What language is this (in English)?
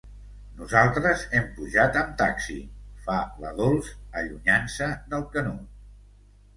Catalan